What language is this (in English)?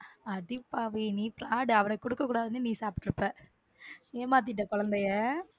Tamil